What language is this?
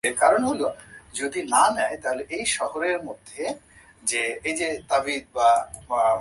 Bangla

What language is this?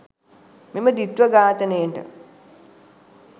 Sinhala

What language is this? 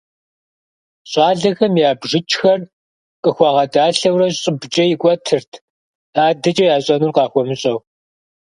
Kabardian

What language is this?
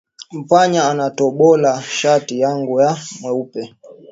Swahili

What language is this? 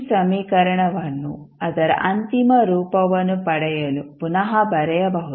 Kannada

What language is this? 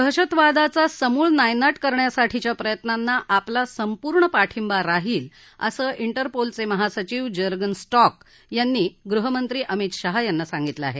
Marathi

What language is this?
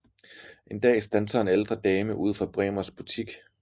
Danish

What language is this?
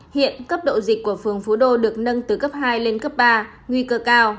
Vietnamese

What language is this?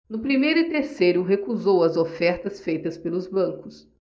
Portuguese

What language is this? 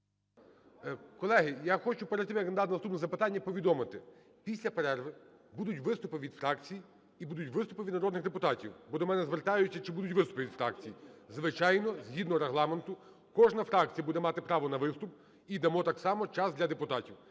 Ukrainian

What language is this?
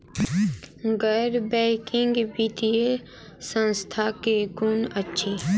Maithili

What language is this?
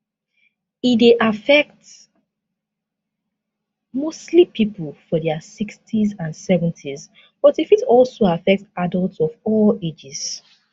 Nigerian Pidgin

